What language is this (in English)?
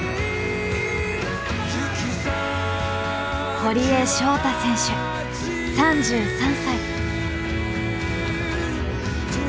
Japanese